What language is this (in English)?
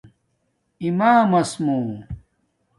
Domaaki